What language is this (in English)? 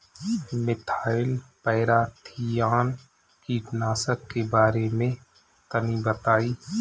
Bhojpuri